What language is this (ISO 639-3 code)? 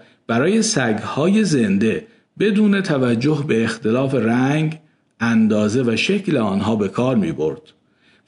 fas